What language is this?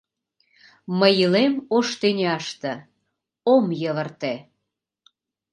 Mari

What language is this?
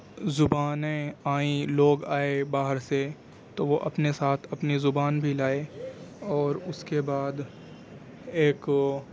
Urdu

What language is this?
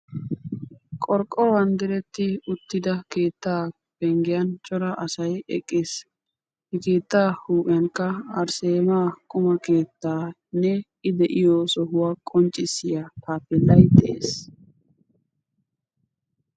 Wolaytta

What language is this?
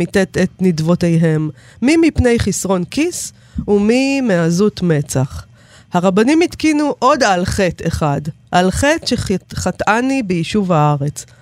Hebrew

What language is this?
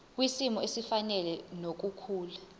Zulu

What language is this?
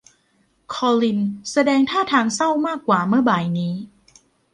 Thai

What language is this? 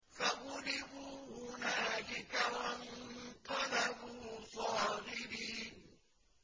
Arabic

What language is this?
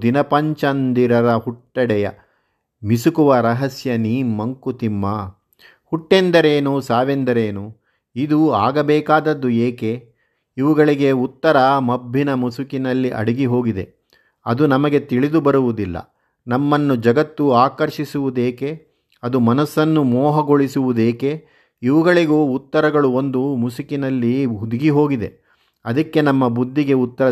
Kannada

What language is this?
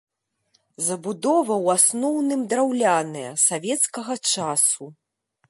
Belarusian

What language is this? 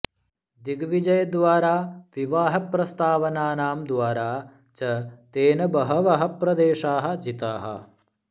Sanskrit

